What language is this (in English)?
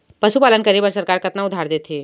Chhattisgarhi